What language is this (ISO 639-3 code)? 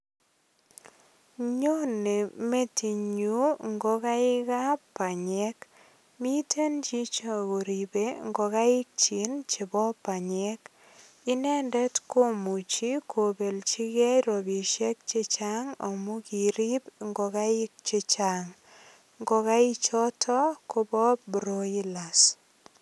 kln